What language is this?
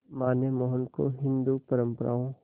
Hindi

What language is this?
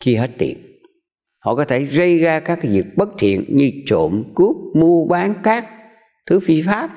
Vietnamese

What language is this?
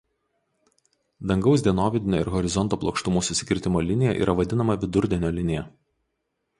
Lithuanian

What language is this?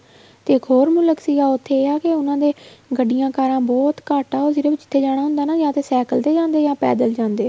Punjabi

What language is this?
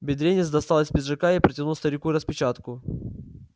Russian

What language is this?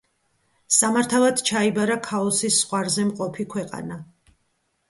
Georgian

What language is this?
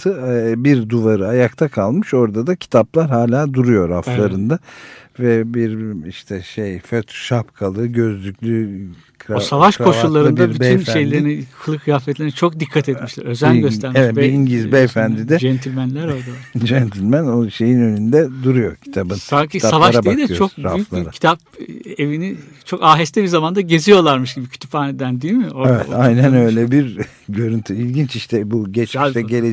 Turkish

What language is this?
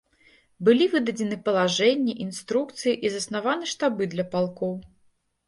Belarusian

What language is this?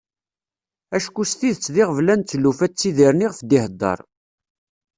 Kabyle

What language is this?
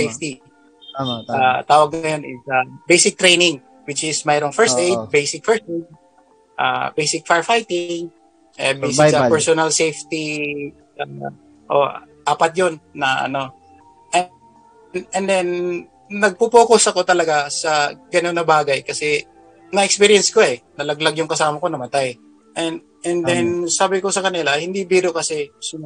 Filipino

